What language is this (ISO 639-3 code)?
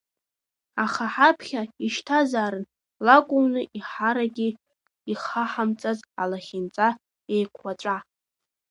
abk